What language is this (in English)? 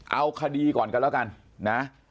Thai